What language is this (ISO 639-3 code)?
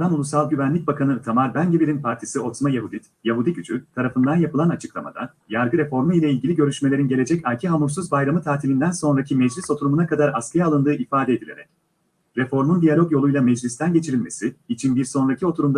tur